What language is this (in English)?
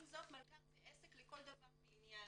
Hebrew